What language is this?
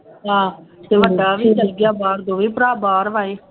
Punjabi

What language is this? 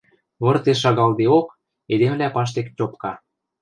Western Mari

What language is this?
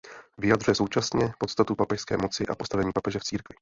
Czech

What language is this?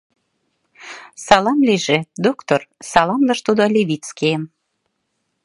Mari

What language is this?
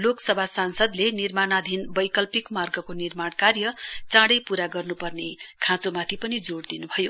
Nepali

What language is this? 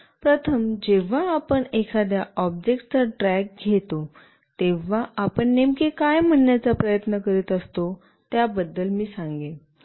Marathi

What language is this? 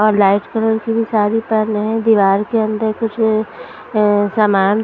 Hindi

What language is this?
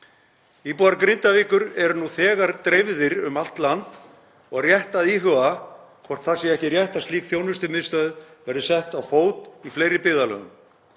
Icelandic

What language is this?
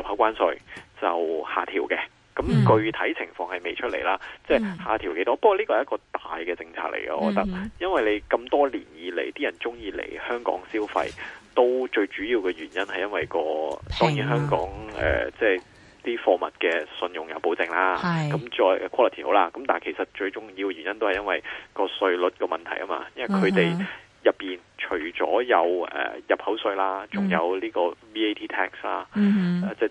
Chinese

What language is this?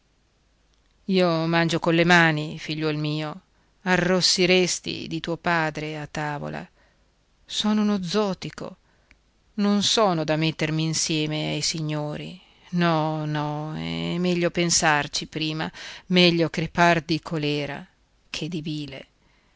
Italian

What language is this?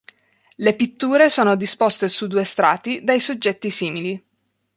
Italian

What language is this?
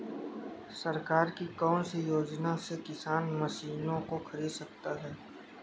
Hindi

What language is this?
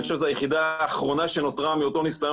Hebrew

